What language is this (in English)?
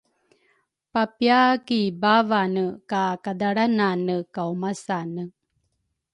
Rukai